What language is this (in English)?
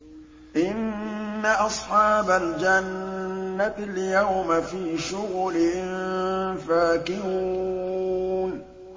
Arabic